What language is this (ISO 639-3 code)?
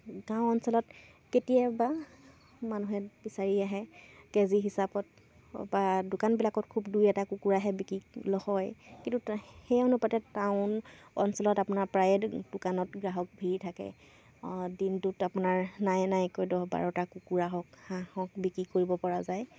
asm